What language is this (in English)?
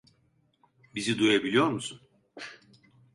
Turkish